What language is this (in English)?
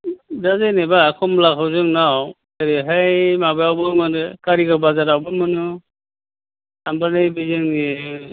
Bodo